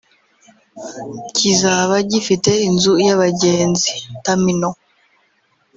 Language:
Kinyarwanda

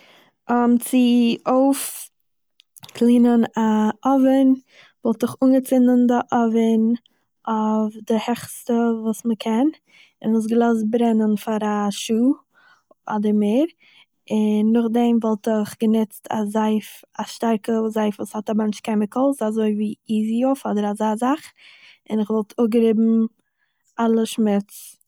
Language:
Yiddish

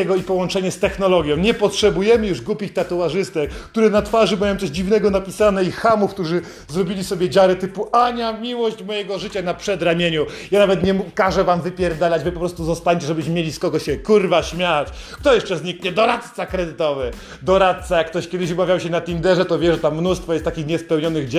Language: Polish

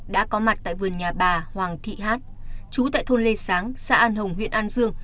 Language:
Vietnamese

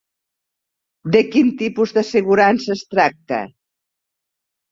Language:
Catalan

